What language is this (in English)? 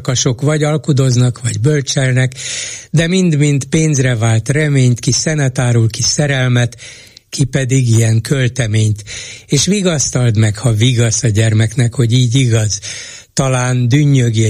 Hungarian